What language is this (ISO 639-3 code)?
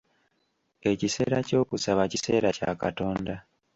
lug